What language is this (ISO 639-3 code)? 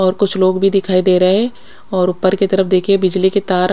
hin